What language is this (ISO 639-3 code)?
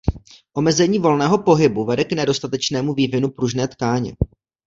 ces